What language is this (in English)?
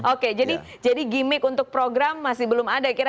Indonesian